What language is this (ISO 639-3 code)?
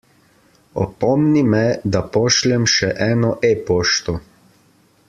slv